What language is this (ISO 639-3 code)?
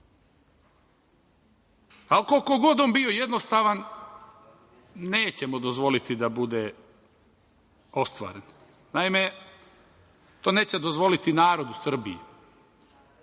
srp